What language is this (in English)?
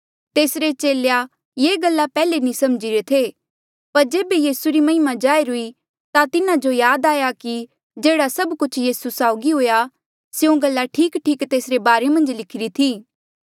Mandeali